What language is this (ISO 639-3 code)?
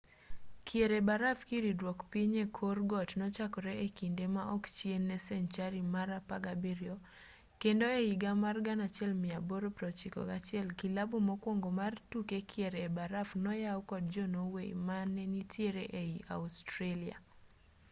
luo